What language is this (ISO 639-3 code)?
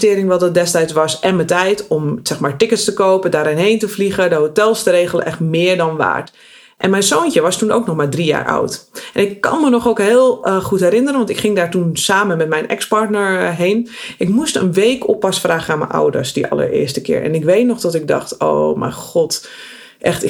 nld